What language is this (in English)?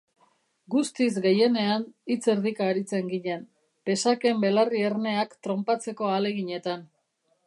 Basque